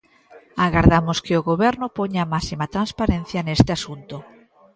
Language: Galician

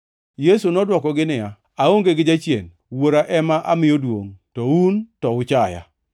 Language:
Luo (Kenya and Tanzania)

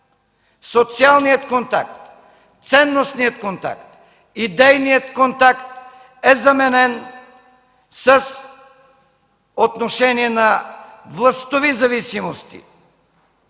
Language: Bulgarian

